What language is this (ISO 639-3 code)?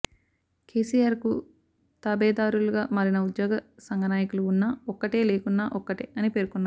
tel